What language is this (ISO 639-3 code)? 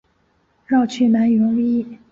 zho